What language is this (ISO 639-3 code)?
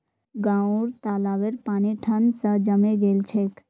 mag